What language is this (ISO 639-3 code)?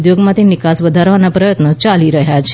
guj